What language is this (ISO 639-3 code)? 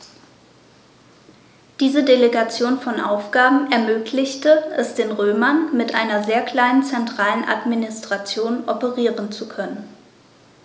deu